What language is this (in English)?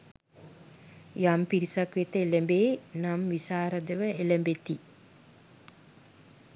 Sinhala